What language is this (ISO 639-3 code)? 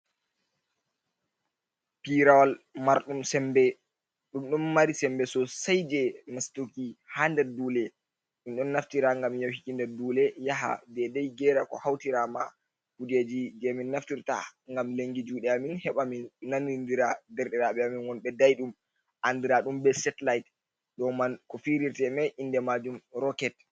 ful